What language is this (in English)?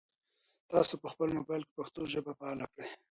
Pashto